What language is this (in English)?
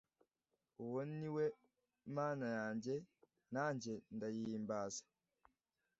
Kinyarwanda